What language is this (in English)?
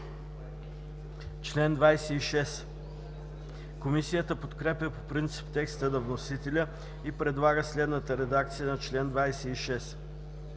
Bulgarian